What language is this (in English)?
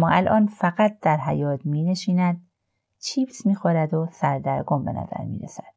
Persian